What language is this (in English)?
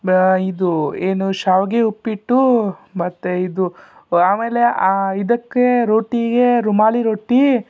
Kannada